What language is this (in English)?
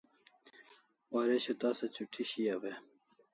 Kalasha